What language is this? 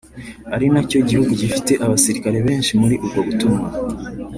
Kinyarwanda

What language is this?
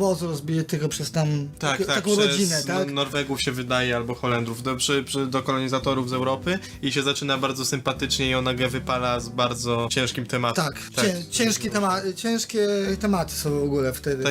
Polish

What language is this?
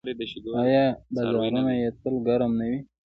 Pashto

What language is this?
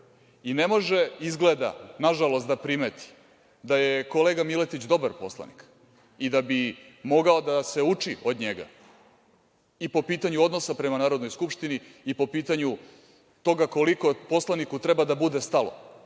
Serbian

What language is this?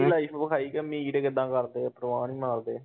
Punjabi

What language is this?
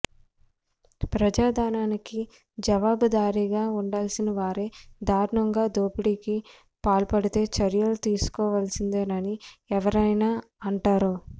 Telugu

